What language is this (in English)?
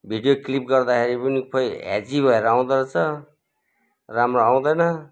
Nepali